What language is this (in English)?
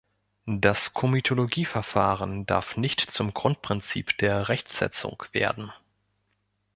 German